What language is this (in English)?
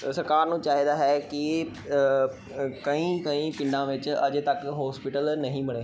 Punjabi